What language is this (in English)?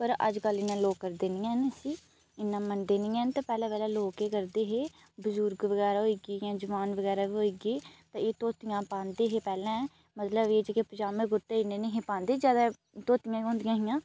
Dogri